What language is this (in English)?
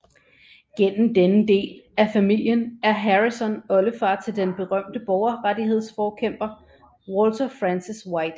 Danish